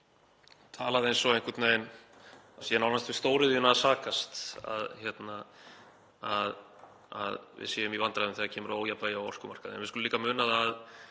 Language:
Icelandic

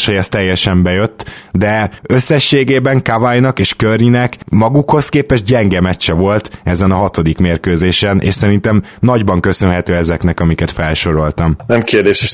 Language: Hungarian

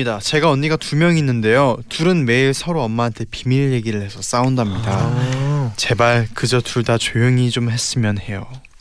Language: Korean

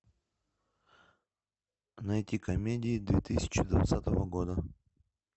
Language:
Russian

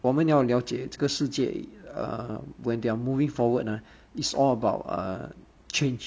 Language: English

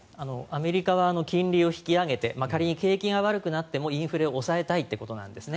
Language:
Japanese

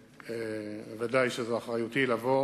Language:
Hebrew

